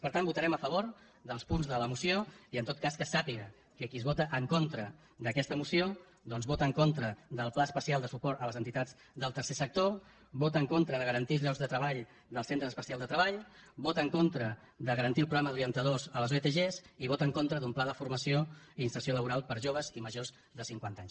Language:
Catalan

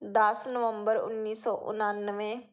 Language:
Punjabi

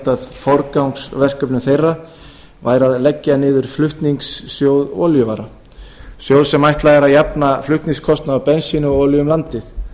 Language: Icelandic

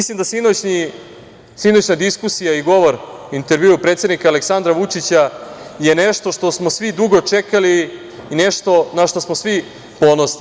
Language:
Serbian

